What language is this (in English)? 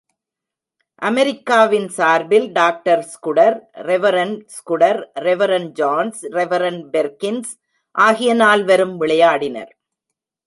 Tamil